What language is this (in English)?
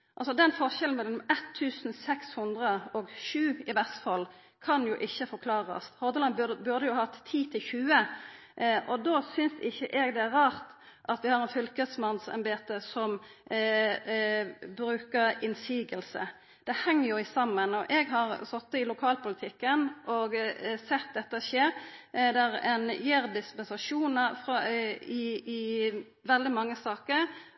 Norwegian Nynorsk